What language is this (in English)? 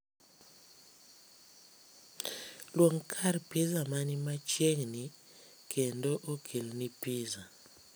Luo (Kenya and Tanzania)